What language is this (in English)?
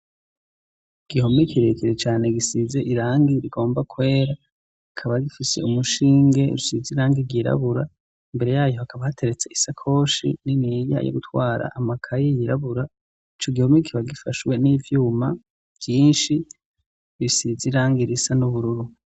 Rundi